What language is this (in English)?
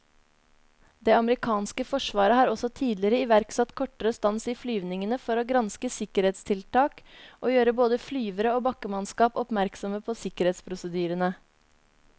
Norwegian